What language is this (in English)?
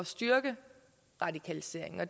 Danish